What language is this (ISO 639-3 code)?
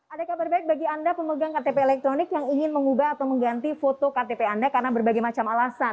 ind